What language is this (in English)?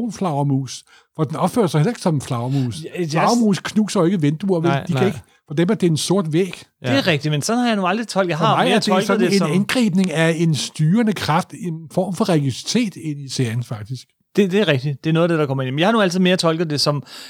Danish